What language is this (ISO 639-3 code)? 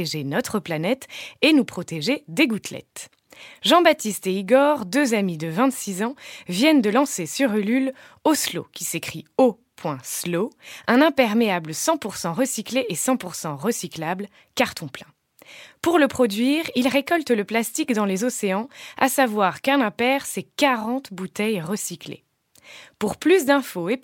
fra